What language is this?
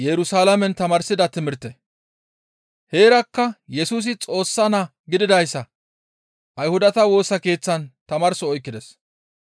Gamo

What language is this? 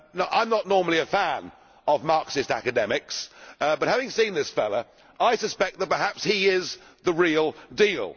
English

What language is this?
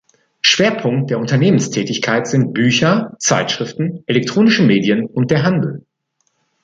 German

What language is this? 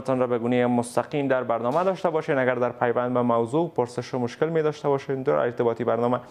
Persian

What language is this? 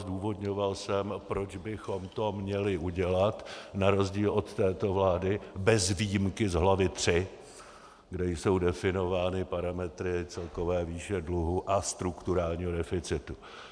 Czech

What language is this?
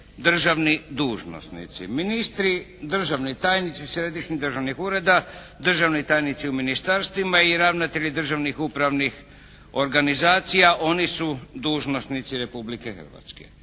Croatian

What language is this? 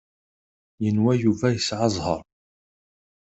Kabyle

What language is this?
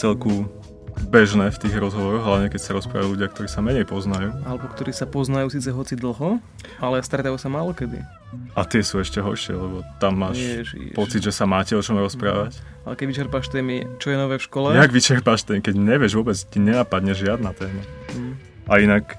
Slovak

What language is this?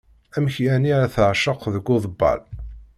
Kabyle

